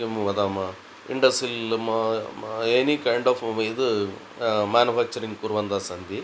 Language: Sanskrit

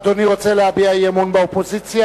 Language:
Hebrew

